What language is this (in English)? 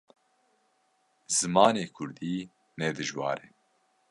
Kurdish